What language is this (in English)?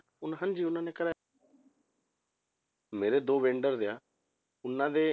Punjabi